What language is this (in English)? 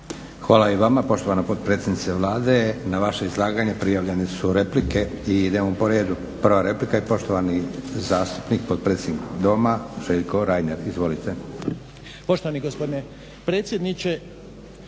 Croatian